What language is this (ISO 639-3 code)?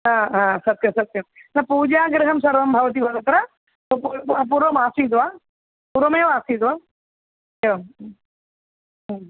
san